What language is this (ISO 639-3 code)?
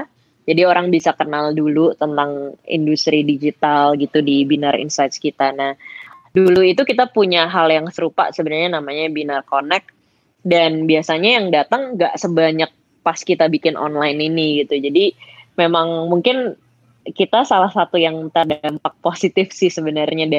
ind